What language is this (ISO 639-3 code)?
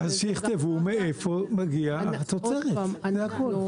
heb